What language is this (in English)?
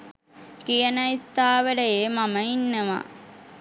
Sinhala